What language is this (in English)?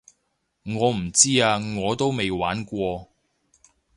Cantonese